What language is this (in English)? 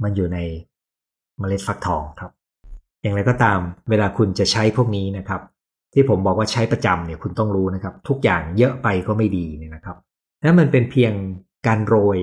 Thai